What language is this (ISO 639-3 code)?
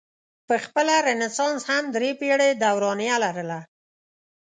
pus